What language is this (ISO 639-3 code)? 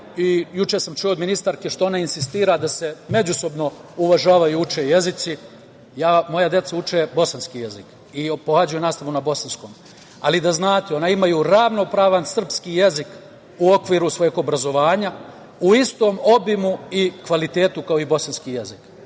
srp